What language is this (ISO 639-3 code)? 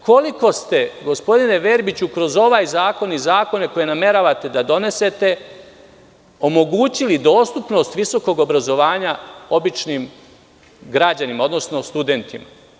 srp